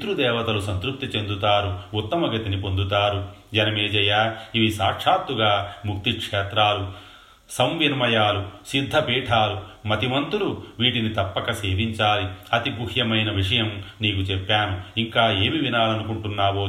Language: Telugu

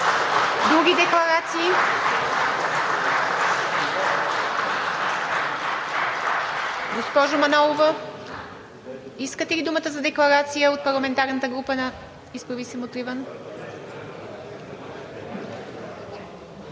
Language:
Bulgarian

